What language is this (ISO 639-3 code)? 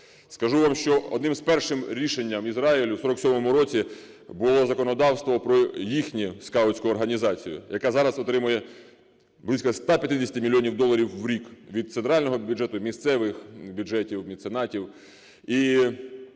ukr